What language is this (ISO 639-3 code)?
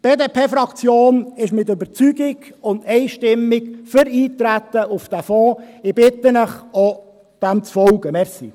gsw